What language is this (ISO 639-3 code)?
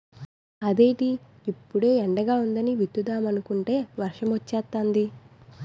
tel